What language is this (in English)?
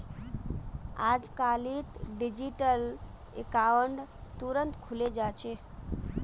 Magahi